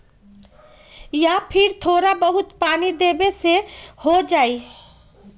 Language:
Magahi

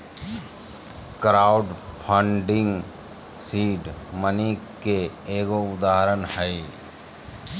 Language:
Magahi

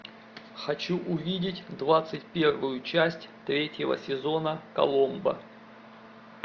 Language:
Russian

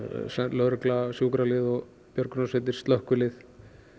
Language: Icelandic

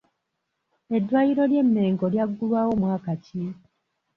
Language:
Ganda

